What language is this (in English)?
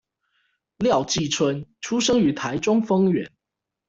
Chinese